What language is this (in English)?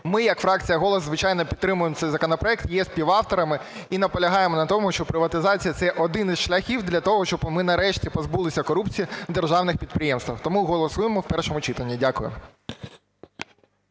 Ukrainian